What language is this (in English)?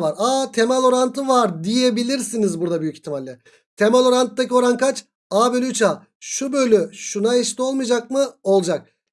Turkish